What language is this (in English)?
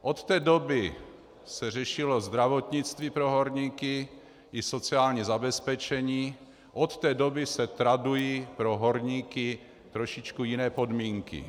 Czech